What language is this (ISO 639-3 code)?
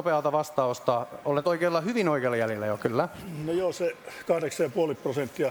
fin